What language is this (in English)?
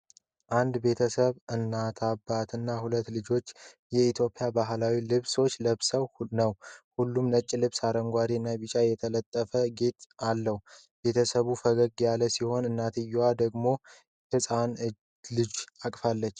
Amharic